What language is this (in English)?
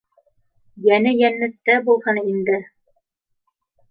Bashkir